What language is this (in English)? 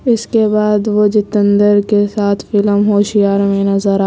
Urdu